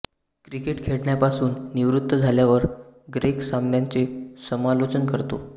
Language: Marathi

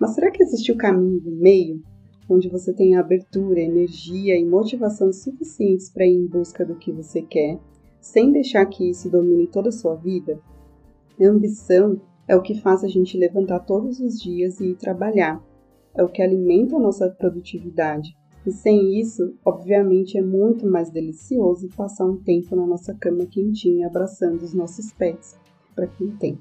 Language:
Portuguese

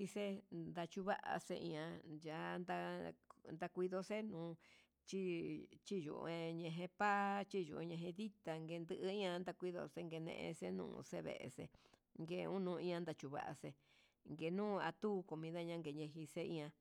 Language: Huitepec Mixtec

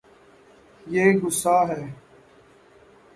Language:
Urdu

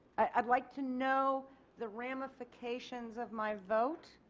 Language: English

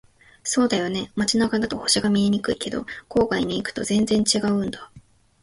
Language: Japanese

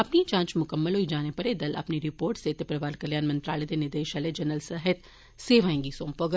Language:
Dogri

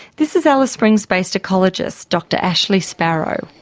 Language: English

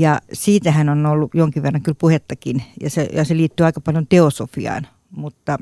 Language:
Finnish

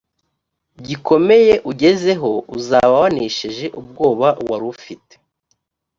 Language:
Kinyarwanda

